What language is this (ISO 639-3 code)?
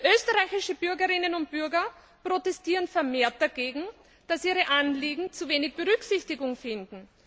deu